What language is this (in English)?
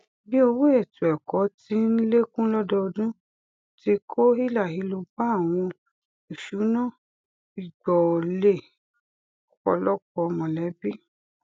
Yoruba